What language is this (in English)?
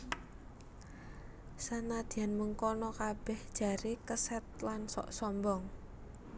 Javanese